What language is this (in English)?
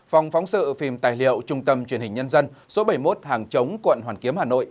Vietnamese